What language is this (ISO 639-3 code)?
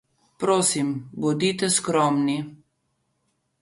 slv